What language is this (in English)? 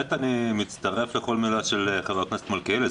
Hebrew